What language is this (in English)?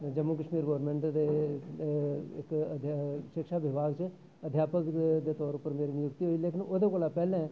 Dogri